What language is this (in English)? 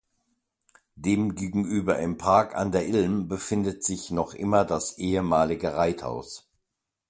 German